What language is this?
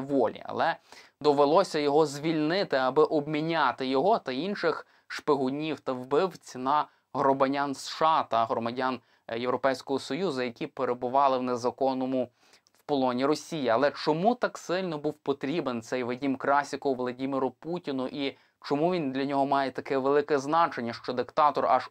Ukrainian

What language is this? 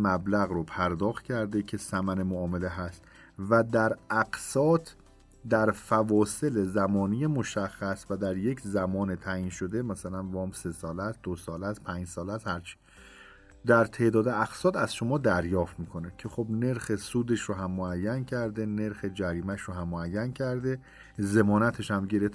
Persian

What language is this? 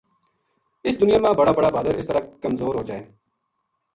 Gujari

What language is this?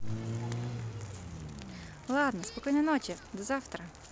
Russian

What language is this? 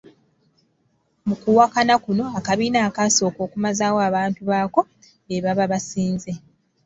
Ganda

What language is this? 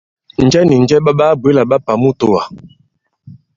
Bankon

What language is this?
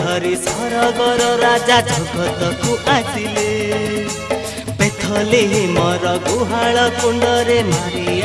Hindi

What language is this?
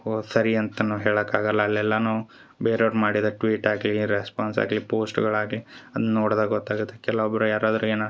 Kannada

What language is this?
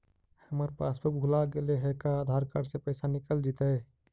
Magahi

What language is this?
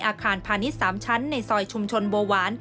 Thai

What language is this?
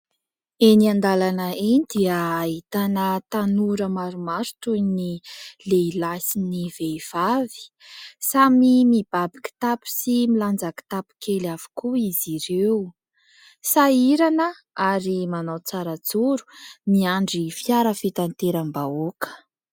Malagasy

